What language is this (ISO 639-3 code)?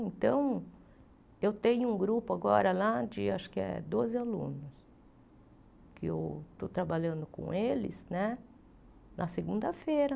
por